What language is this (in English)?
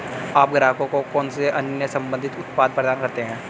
Hindi